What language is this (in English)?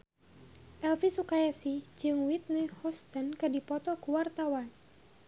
Sundanese